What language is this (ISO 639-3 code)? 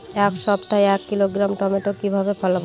ben